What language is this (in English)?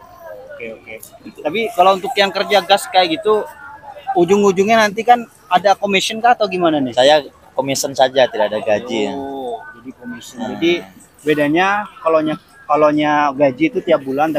Indonesian